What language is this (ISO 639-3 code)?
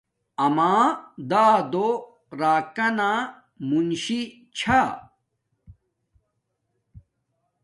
dmk